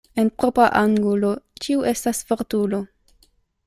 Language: Esperanto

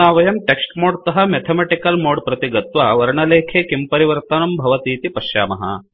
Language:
Sanskrit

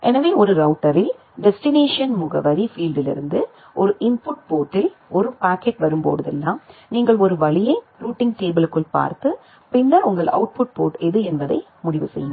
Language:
Tamil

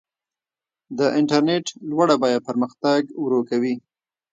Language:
Pashto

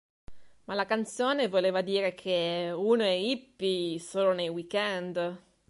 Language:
Italian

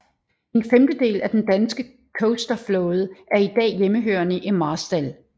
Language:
Danish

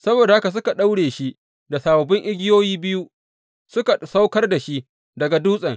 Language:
Hausa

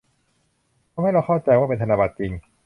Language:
Thai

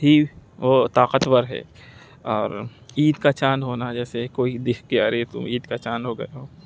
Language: Urdu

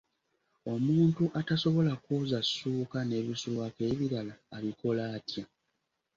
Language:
Ganda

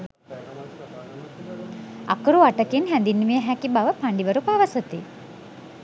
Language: Sinhala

